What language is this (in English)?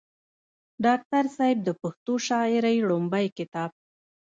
Pashto